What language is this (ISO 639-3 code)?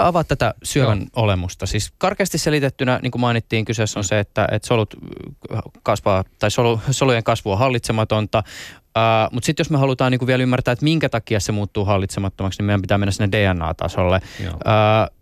fin